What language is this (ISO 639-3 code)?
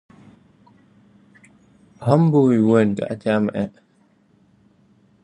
vie